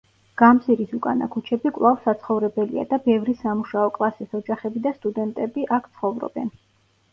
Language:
Georgian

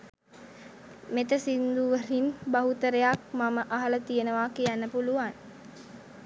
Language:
Sinhala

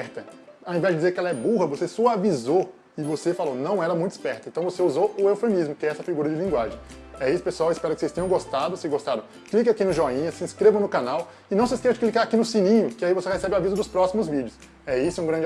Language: Portuguese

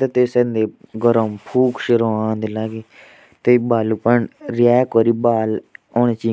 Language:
Jaunsari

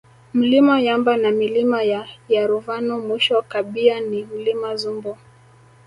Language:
Swahili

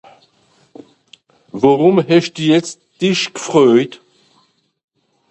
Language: Swiss German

